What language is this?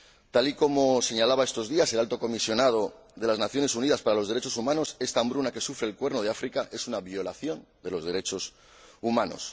Spanish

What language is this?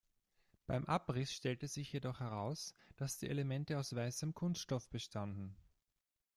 German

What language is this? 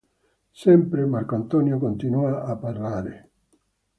Italian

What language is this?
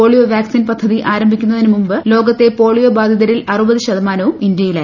Malayalam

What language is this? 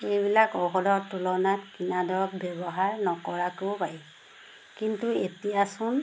Assamese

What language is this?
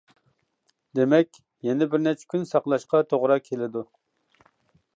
Uyghur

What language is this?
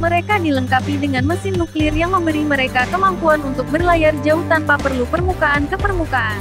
Indonesian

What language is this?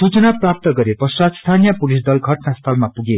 Nepali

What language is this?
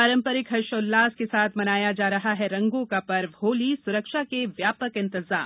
Hindi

